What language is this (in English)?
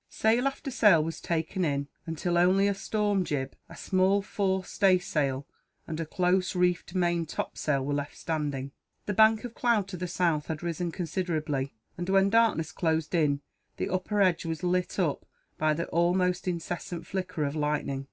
English